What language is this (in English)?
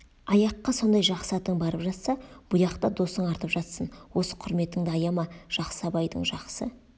Kazakh